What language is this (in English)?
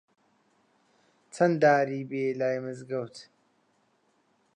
Central Kurdish